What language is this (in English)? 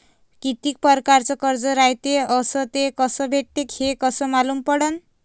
Marathi